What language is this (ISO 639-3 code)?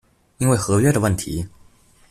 zho